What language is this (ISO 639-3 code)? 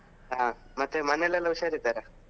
kan